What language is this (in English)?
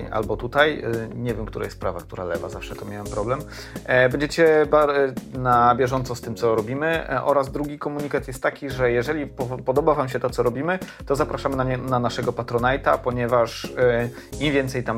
Polish